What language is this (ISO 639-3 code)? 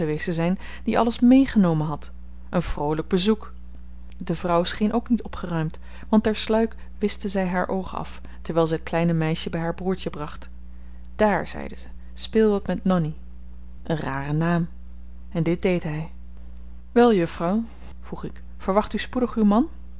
nld